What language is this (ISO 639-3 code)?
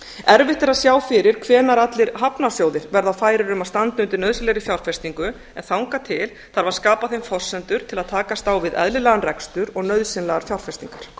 isl